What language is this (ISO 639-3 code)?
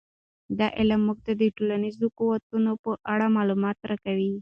pus